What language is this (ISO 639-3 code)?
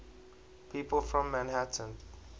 eng